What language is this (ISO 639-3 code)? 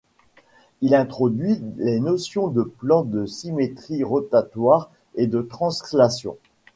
fra